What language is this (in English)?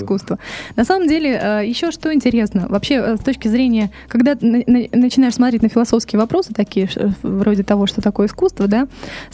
Russian